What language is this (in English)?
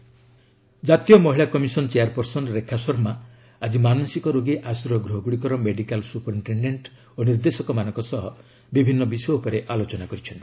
Odia